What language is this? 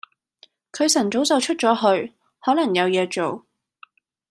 Cantonese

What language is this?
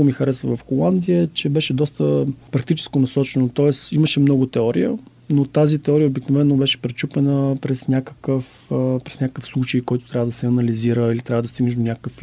Bulgarian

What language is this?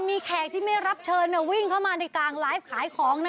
Thai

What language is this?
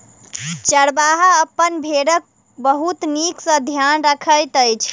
Maithili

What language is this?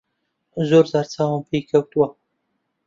Central Kurdish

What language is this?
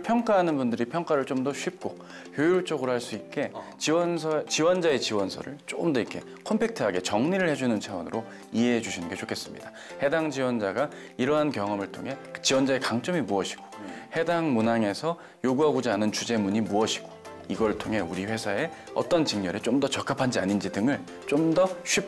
Korean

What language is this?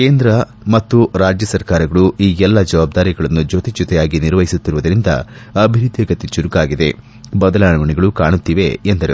Kannada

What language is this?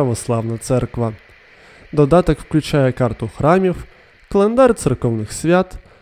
Ukrainian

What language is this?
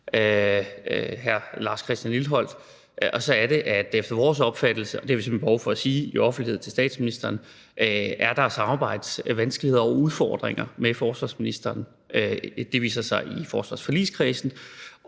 Danish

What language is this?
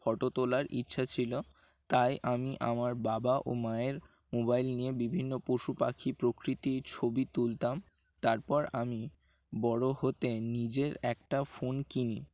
Bangla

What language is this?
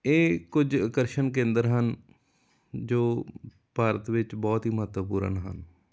Punjabi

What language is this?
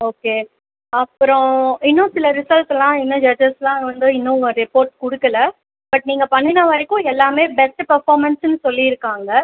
Tamil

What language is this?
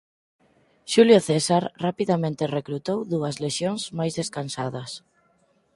Galician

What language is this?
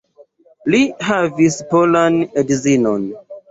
Esperanto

